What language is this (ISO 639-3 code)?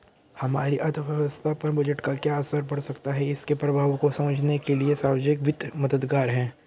hin